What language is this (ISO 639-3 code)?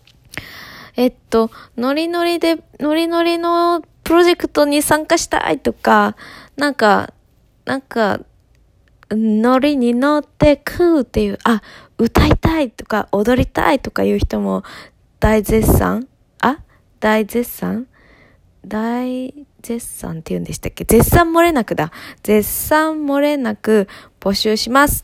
jpn